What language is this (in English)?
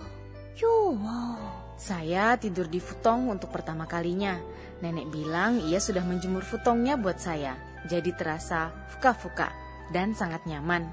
Indonesian